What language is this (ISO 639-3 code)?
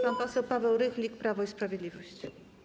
pol